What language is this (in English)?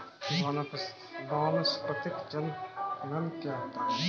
Hindi